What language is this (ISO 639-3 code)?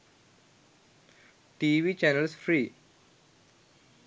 sin